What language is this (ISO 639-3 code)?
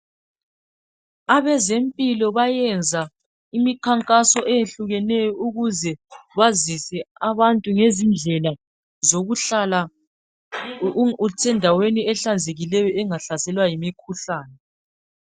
nde